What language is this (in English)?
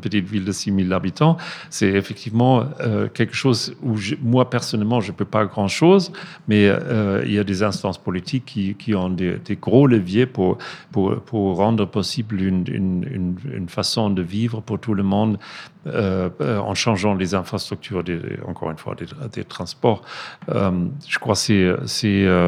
French